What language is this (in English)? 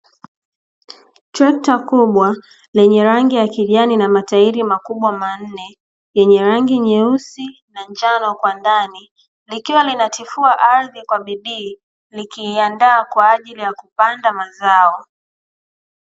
Swahili